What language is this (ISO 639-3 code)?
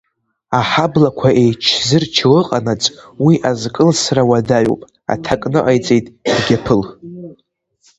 abk